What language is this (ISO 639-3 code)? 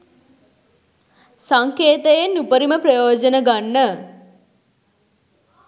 sin